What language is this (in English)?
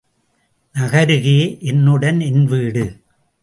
Tamil